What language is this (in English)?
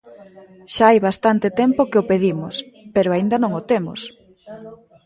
Galician